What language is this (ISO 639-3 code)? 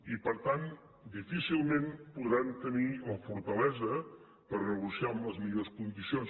cat